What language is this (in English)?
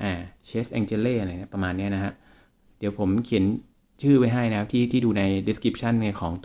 Thai